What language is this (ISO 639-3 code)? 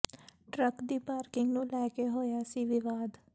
pan